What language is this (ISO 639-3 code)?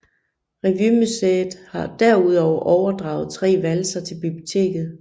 dan